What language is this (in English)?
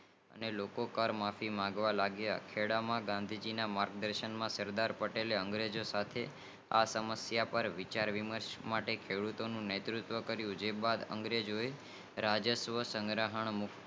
Gujarati